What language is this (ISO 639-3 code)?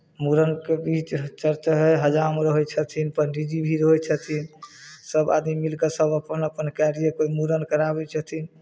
mai